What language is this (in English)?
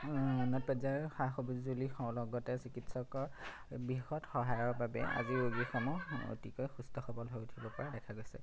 Assamese